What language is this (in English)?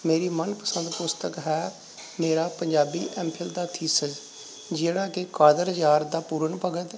Punjabi